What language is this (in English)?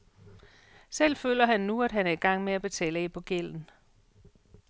Danish